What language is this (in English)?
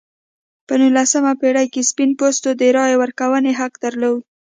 Pashto